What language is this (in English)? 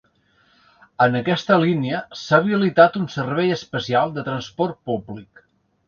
Catalan